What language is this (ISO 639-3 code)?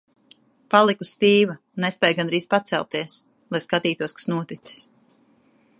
lav